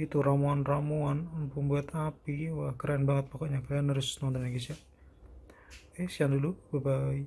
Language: Indonesian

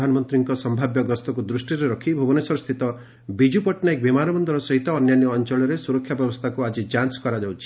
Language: Odia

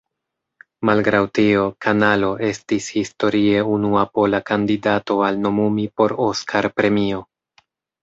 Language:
Esperanto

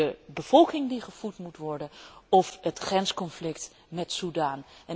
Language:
Dutch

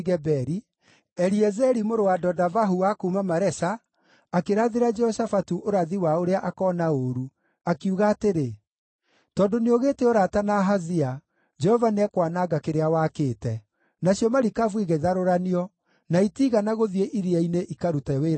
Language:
Kikuyu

